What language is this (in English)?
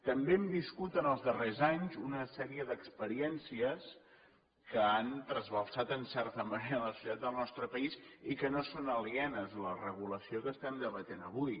Catalan